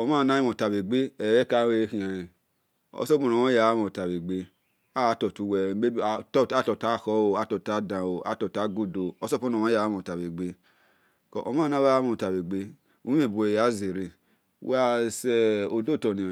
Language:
Esan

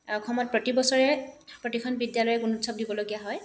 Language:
Assamese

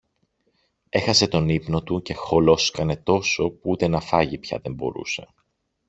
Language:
Greek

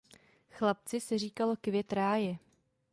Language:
Czech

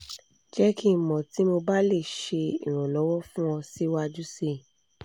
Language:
Yoruba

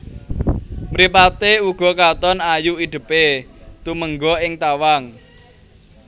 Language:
Javanese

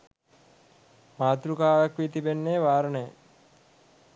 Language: Sinhala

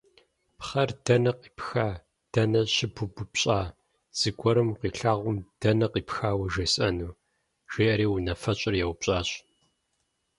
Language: Kabardian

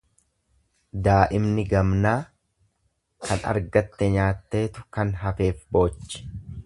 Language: Oromo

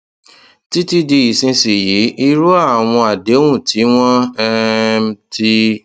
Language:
Yoruba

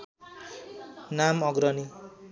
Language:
Nepali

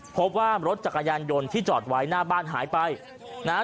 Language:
Thai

